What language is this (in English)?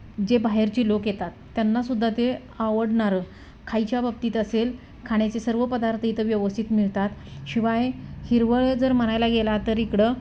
Marathi